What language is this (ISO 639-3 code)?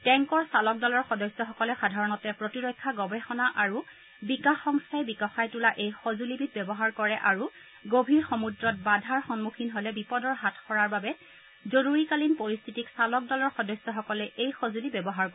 asm